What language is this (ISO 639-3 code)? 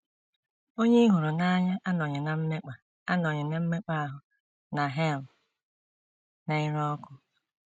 ibo